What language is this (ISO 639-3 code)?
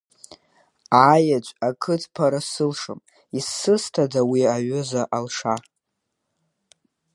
abk